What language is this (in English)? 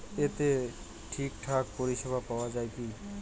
Bangla